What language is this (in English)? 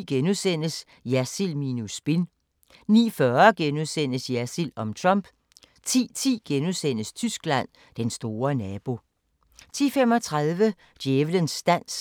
Danish